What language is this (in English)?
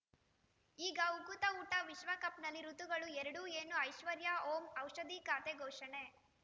Kannada